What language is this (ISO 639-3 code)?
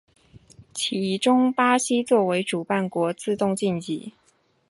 zho